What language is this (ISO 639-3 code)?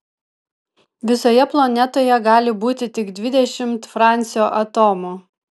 lit